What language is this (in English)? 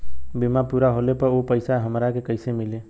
Bhojpuri